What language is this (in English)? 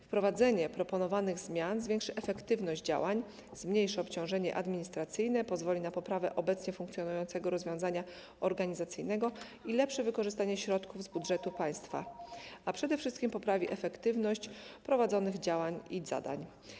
Polish